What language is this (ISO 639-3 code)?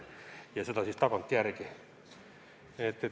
est